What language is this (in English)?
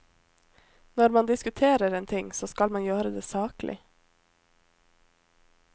Norwegian